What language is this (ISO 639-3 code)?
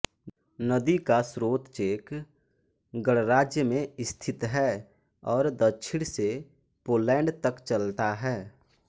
hin